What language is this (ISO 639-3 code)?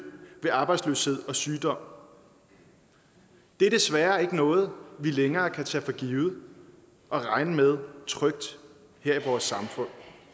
dan